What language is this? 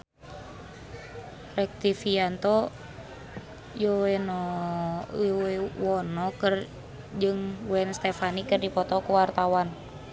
Sundanese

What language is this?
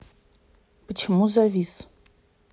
Russian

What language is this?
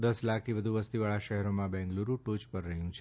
Gujarati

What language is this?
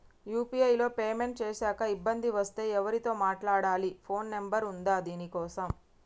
Telugu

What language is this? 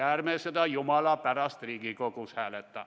Estonian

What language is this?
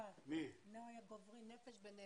Hebrew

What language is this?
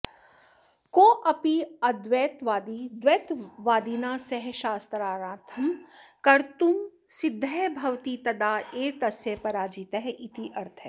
Sanskrit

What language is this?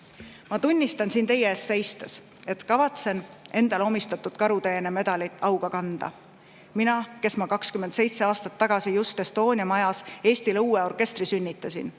Estonian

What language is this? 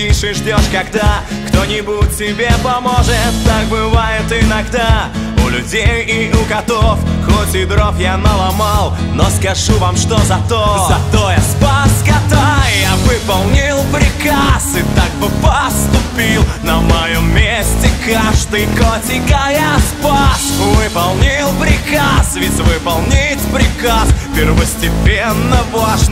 Russian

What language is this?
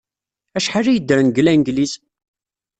Kabyle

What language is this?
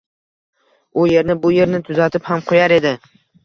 Uzbek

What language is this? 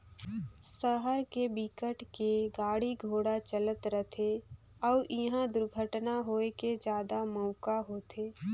Chhattisgarhi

